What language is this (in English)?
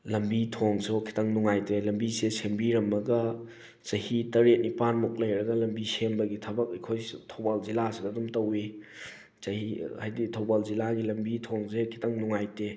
Manipuri